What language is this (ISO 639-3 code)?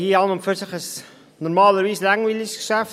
gsw